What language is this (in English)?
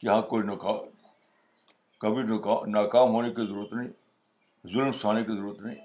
Urdu